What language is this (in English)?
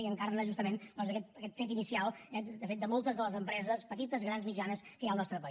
Catalan